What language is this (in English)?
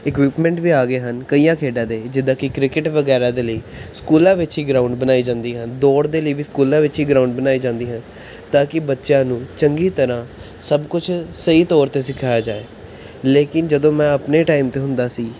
Punjabi